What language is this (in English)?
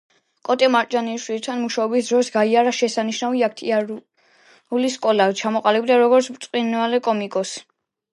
Georgian